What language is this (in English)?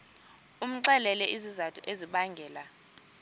Xhosa